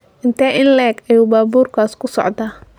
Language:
Somali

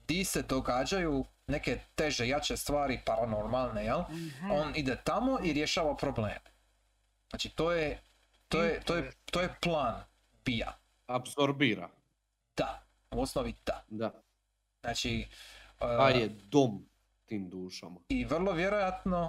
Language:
Croatian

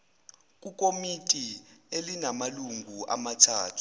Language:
Zulu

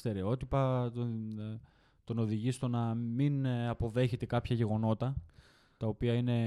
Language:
Greek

